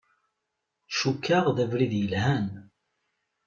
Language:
Kabyle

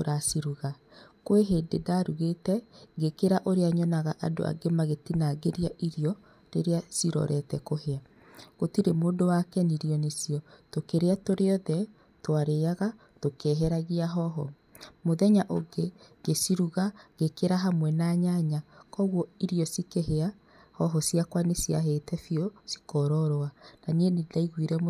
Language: Kikuyu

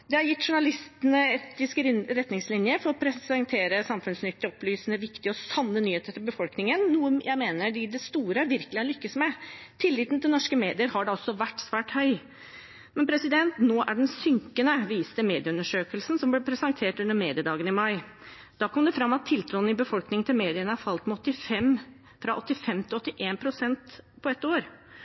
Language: Norwegian Bokmål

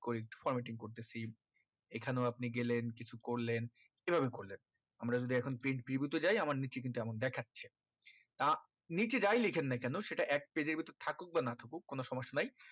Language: Bangla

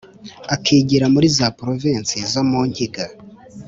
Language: Kinyarwanda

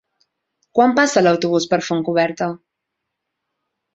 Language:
Catalan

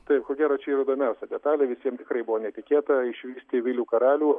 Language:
Lithuanian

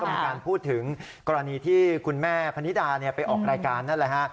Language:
Thai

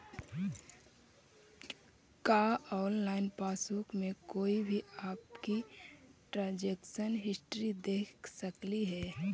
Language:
Magahi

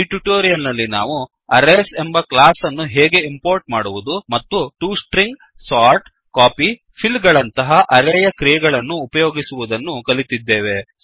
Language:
Kannada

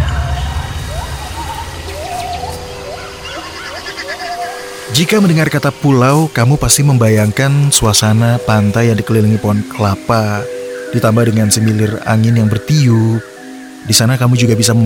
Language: Indonesian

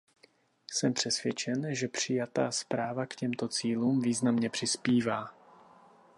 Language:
Czech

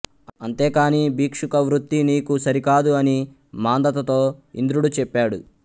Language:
Telugu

